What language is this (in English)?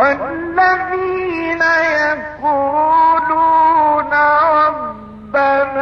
Arabic